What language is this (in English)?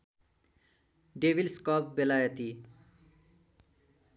Nepali